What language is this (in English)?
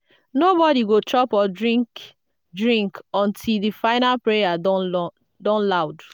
Nigerian Pidgin